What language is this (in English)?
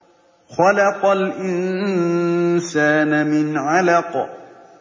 Arabic